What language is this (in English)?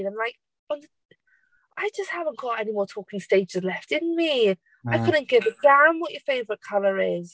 Welsh